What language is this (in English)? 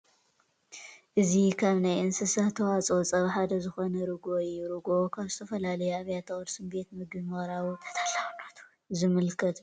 Tigrinya